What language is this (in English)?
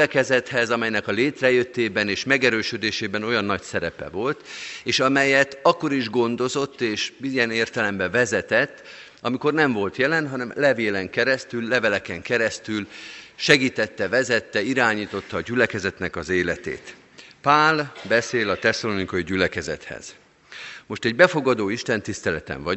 Hungarian